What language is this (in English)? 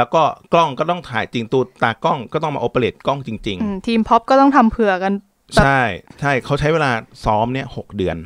Thai